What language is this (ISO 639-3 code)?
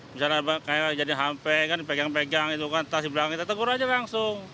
ind